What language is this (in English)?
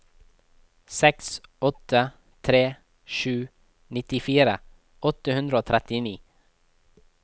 Norwegian